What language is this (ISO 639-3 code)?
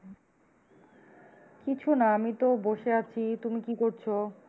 ben